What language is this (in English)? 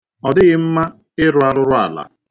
Igbo